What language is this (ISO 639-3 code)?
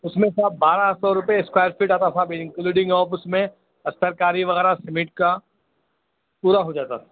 urd